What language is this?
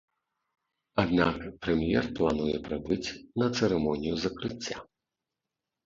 Belarusian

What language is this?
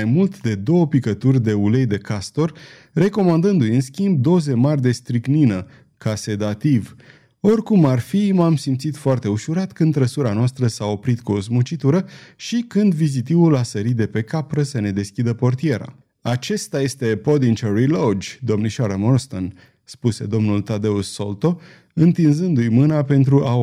Romanian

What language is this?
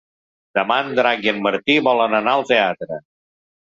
Catalan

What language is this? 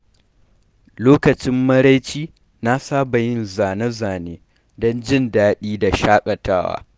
Hausa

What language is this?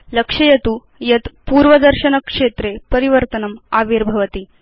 Sanskrit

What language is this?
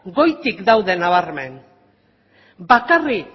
Basque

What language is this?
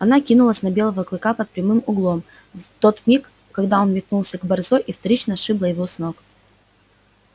Russian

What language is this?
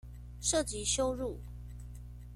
Chinese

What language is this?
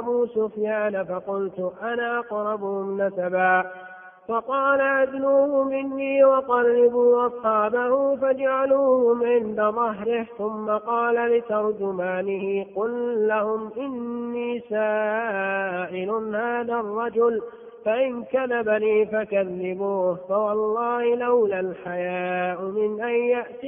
Arabic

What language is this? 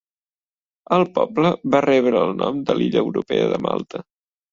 Catalan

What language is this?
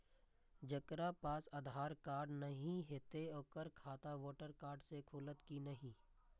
Maithili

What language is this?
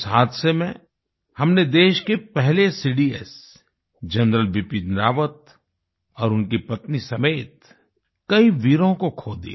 Hindi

